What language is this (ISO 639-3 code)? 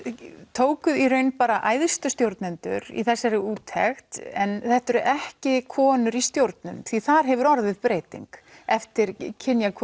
isl